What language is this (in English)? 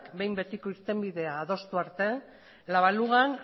Basque